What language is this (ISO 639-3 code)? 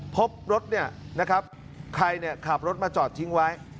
tha